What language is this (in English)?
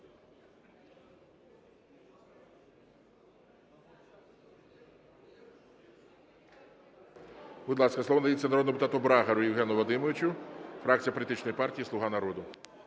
Ukrainian